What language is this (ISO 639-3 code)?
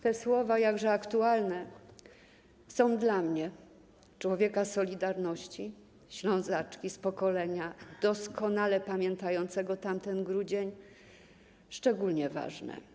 pol